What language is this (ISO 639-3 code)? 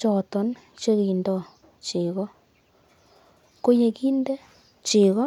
kln